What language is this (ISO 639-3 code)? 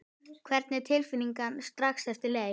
isl